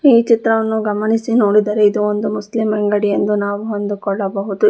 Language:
Kannada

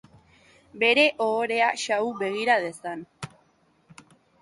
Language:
Basque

